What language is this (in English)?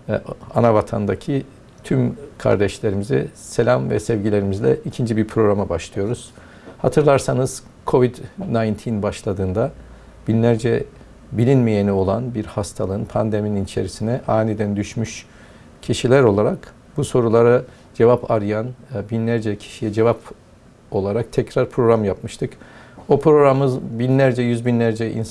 Turkish